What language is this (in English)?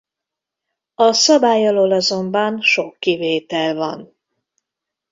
Hungarian